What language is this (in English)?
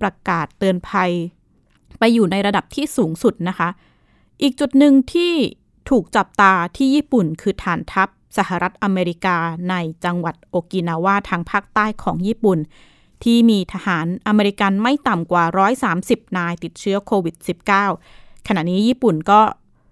Thai